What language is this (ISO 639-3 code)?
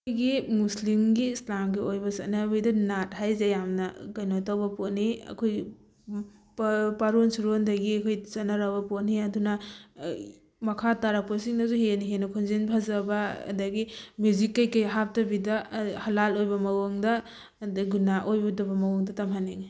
mni